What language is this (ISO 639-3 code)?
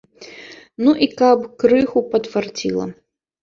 bel